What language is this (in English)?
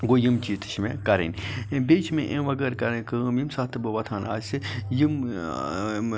Kashmiri